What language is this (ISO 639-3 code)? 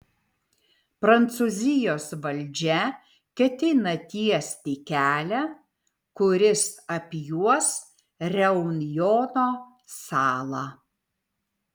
lit